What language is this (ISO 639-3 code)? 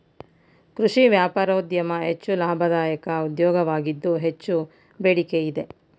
kan